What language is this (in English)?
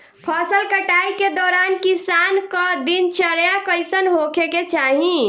Bhojpuri